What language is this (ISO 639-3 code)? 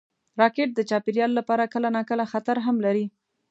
pus